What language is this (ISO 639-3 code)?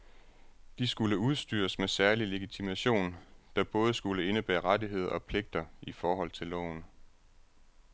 dan